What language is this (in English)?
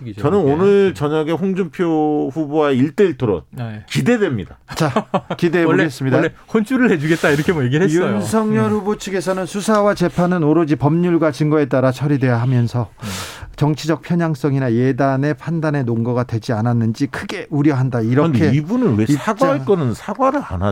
Korean